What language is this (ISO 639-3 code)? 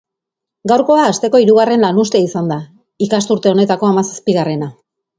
eus